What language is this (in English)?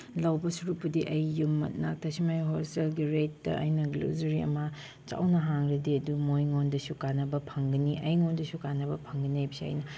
Manipuri